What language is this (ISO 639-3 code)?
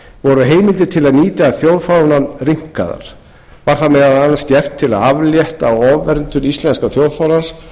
isl